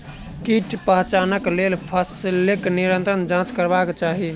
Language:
Maithili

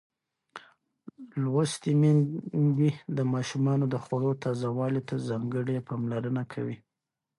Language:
Pashto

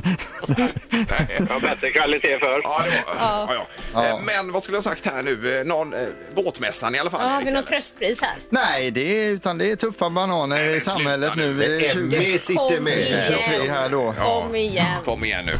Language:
Swedish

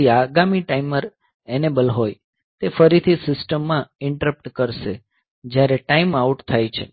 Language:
Gujarati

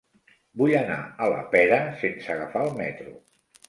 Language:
Catalan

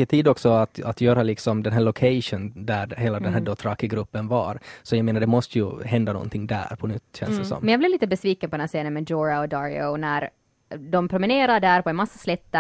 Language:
Swedish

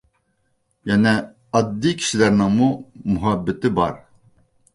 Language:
Uyghur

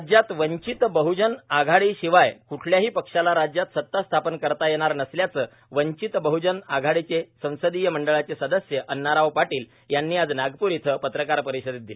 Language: Marathi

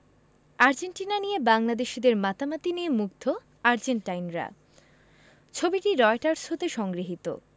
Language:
Bangla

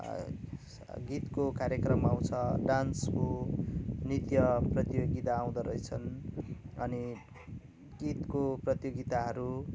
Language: Nepali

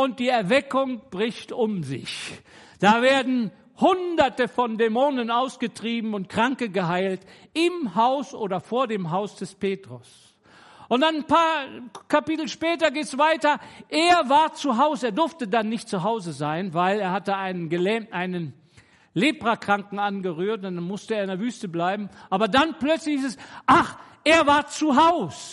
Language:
German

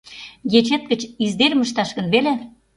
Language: Mari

